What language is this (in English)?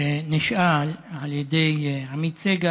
Hebrew